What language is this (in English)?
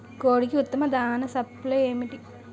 Telugu